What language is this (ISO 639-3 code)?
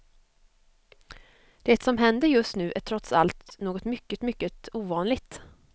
swe